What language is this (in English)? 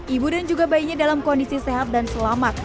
Indonesian